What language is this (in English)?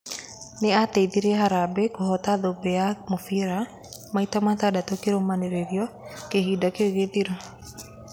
Kikuyu